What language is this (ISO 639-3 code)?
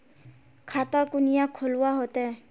mag